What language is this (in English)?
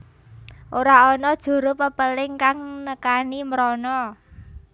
Javanese